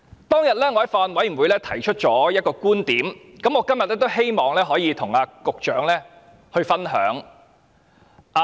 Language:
Cantonese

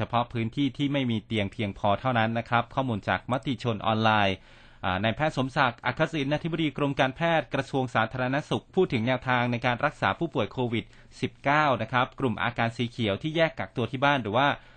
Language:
Thai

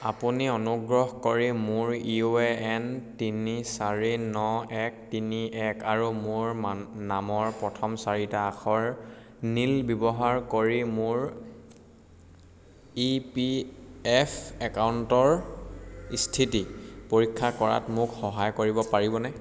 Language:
Assamese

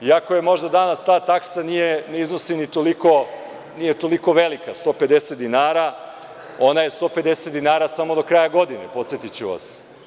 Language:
Serbian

